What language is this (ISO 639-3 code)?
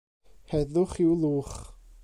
cym